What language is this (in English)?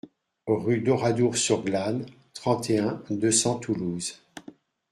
French